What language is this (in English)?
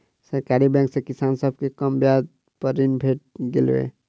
Maithili